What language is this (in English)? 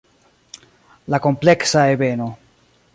Esperanto